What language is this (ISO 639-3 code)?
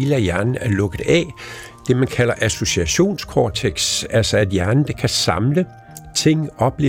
dan